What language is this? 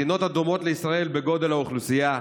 Hebrew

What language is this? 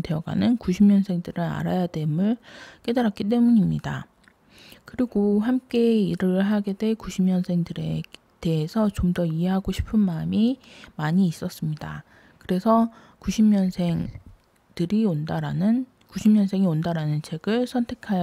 Korean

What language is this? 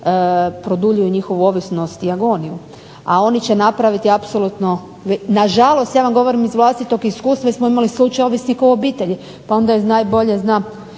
Croatian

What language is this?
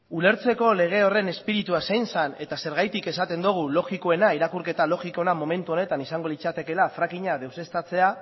Basque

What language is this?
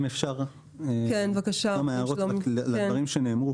Hebrew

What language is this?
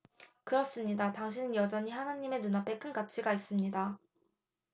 Korean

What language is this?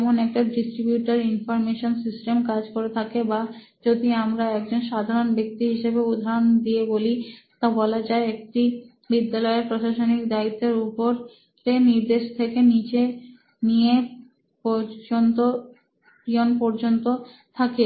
Bangla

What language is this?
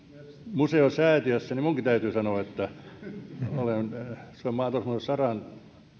Finnish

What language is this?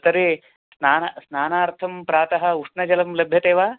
Sanskrit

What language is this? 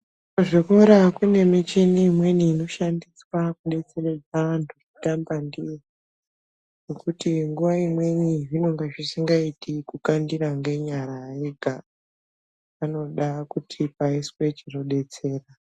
Ndau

